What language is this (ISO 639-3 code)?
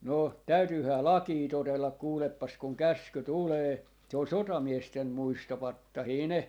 fin